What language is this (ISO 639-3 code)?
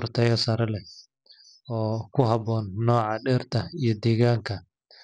som